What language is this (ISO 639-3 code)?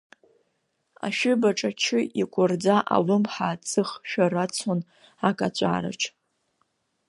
abk